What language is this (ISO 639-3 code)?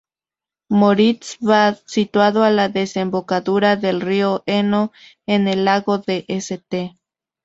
spa